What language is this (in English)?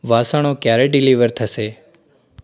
Gujarati